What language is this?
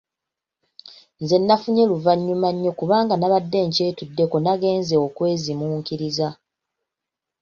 Ganda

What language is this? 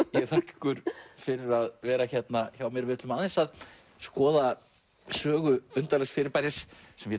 Icelandic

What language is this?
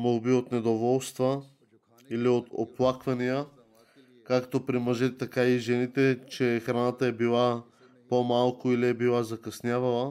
Bulgarian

